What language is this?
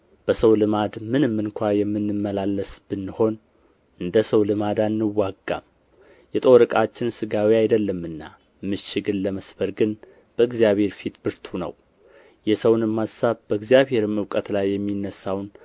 Amharic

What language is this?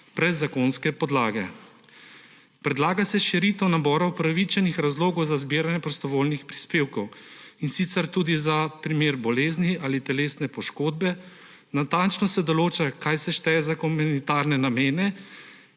Slovenian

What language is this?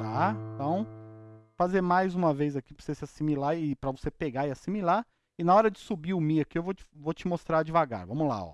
Portuguese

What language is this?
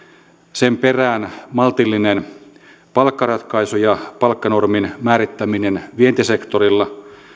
Finnish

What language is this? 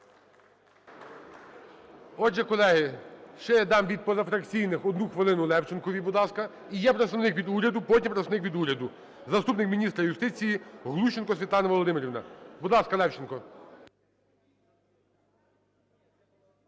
Ukrainian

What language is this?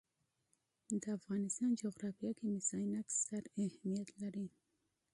Pashto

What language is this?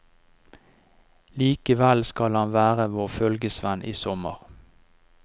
Norwegian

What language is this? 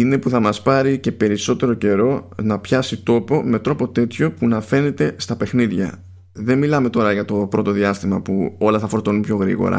Greek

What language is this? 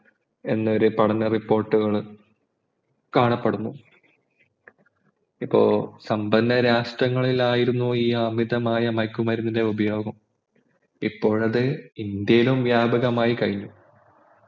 Malayalam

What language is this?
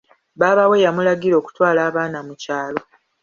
Ganda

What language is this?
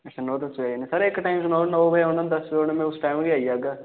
Dogri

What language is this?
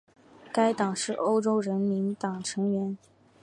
Chinese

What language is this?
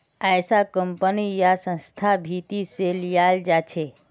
Magahi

